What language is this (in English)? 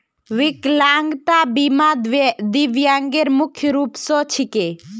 Magahi